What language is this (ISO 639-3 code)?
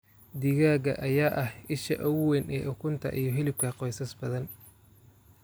som